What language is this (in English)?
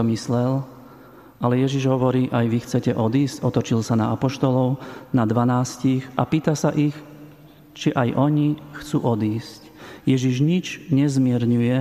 Slovak